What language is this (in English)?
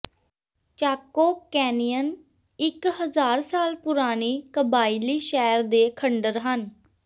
Punjabi